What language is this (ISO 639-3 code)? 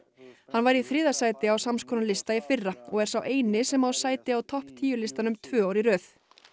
isl